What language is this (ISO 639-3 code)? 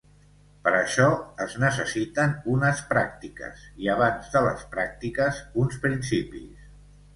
cat